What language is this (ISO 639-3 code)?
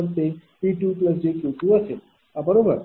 mar